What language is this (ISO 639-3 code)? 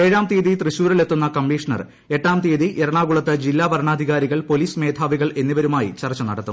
mal